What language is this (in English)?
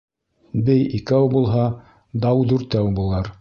Bashkir